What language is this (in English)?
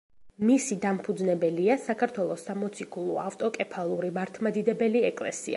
Georgian